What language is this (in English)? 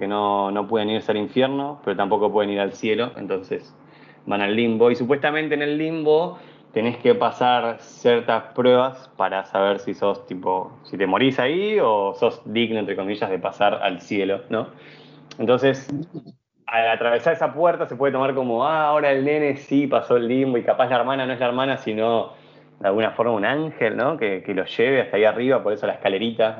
Spanish